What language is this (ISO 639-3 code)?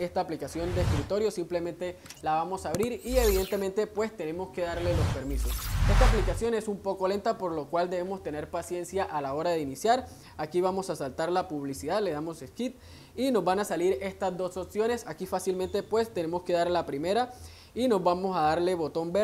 spa